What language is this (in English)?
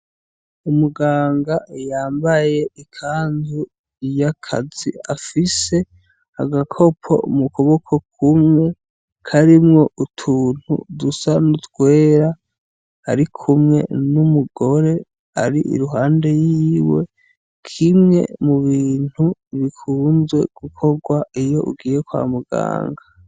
Rundi